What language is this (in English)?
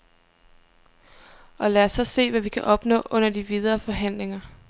Danish